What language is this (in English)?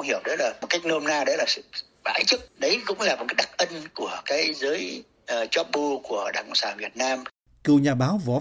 Vietnamese